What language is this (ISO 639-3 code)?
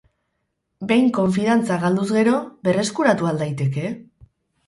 eus